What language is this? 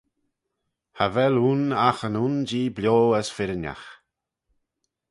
Manx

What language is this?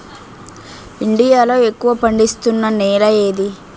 Telugu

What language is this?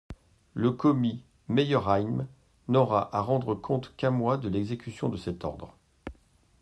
French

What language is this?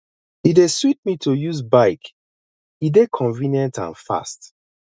Nigerian Pidgin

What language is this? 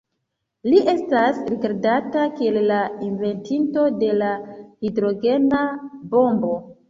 Esperanto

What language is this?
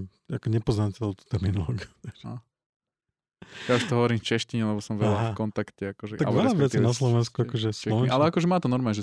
Slovak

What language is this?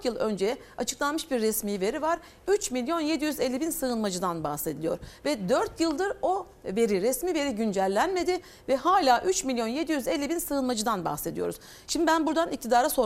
Turkish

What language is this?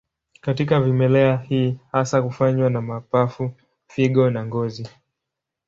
Swahili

